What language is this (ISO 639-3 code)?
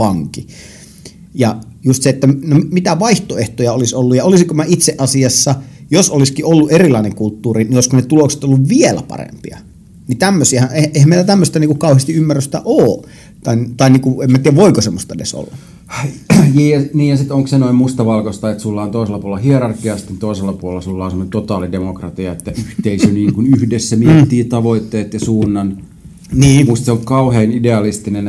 fin